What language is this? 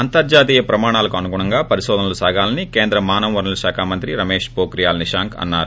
Telugu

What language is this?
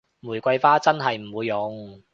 Cantonese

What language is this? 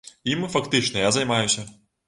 Belarusian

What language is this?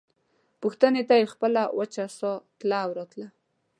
Pashto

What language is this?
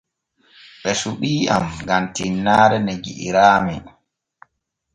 Borgu Fulfulde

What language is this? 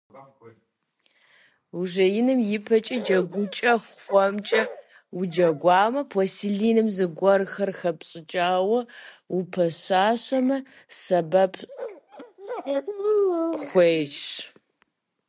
Kabardian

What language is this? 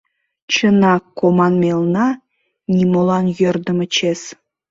Mari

